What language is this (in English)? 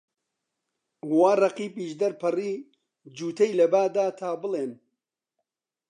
Central Kurdish